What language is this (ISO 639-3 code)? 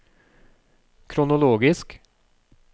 nor